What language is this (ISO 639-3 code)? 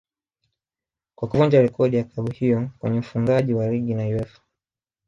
swa